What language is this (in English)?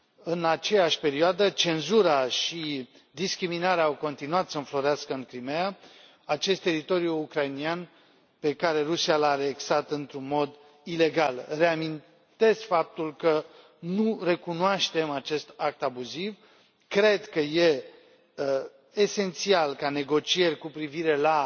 Romanian